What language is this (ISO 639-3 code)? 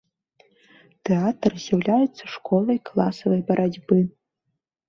bel